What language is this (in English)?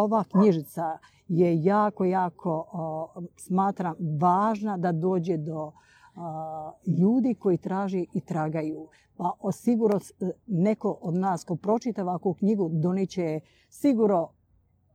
Croatian